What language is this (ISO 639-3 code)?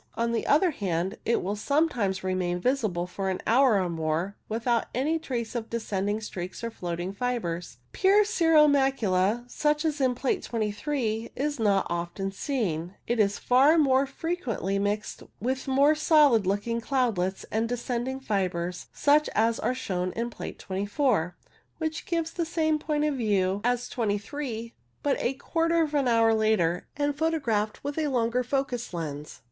eng